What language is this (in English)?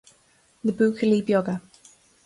Irish